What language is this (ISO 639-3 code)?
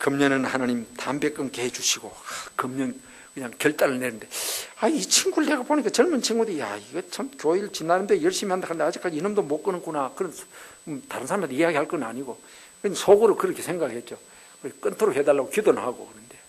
kor